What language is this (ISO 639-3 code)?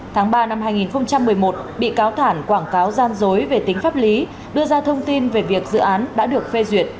vie